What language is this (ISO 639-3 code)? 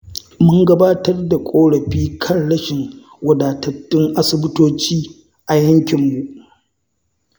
hau